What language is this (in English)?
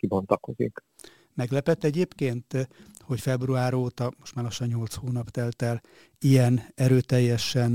Hungarian